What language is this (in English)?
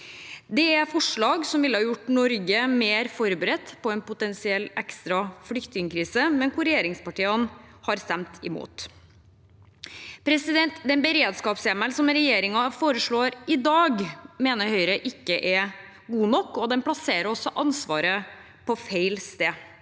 Norwegian